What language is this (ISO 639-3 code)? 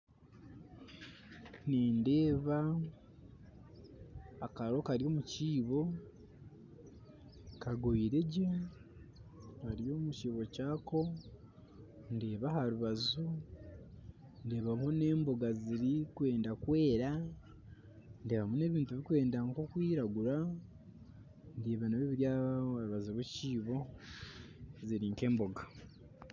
nyn